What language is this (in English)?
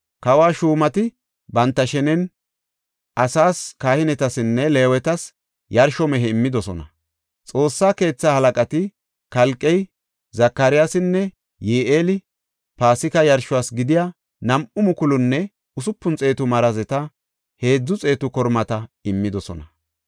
Gofa